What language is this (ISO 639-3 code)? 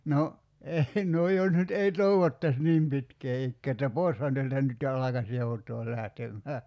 fin